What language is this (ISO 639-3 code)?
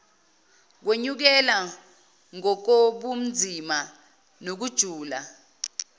zul